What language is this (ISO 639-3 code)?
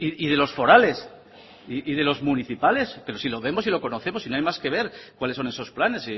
spa